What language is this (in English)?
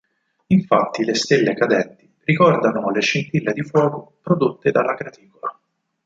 Italian